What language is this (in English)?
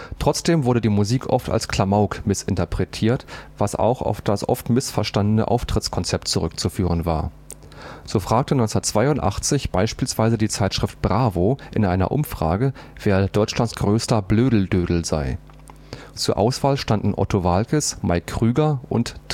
German